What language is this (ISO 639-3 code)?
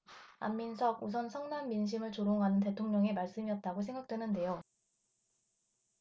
kor